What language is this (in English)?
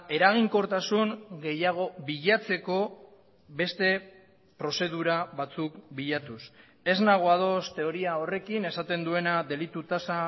Basque